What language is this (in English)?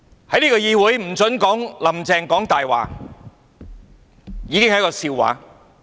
Cantonese